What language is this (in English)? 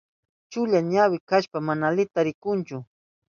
Southern Pastaza Quechua